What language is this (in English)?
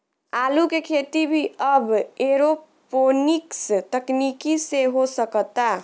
Bhojpuri